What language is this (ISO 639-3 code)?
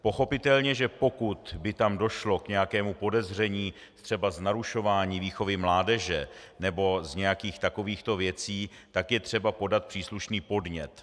ces